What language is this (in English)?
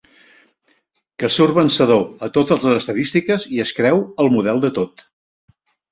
Catalan